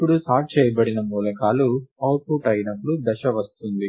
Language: Telugu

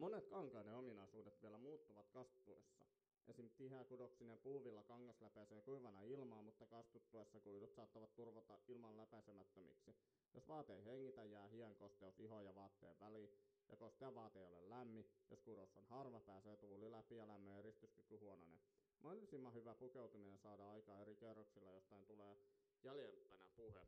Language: Finnish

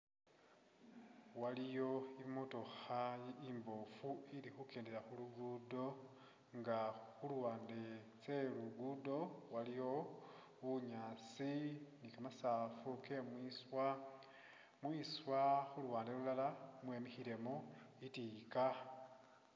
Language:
Masaaba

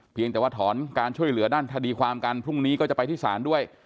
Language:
Thai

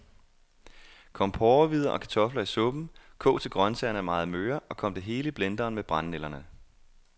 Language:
Danish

